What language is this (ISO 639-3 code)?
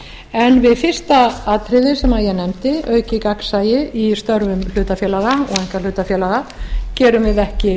isl